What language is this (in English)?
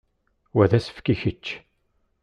Kabyle